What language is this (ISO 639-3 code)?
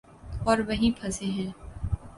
urd